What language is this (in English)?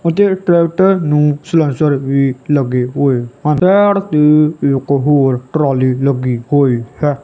Punjabi